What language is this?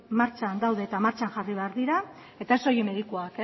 Basque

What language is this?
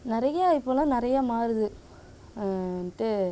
Tamil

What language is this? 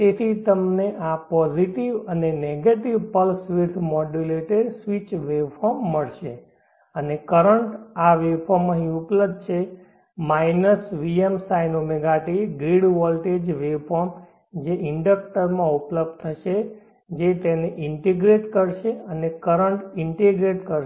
Gujarati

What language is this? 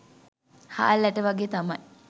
Sinhala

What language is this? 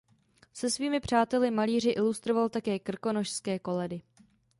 Czech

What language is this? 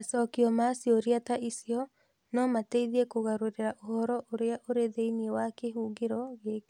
Kikuyu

